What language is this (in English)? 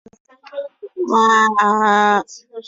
Chinese